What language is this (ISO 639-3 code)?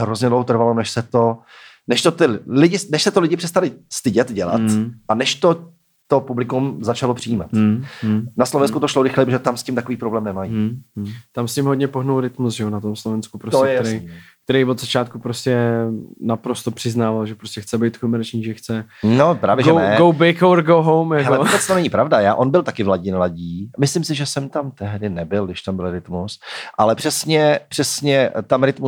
ces